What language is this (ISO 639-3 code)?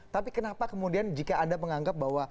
ind